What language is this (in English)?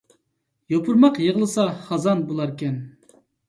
Uyghur